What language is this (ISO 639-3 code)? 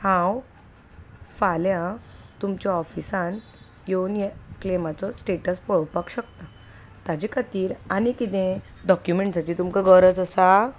kok